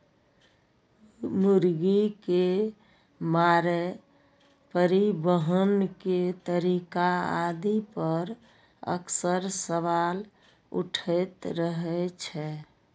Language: Maithili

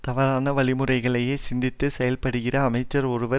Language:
Tamil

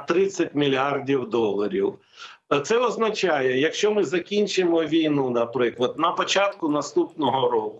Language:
Ukrainian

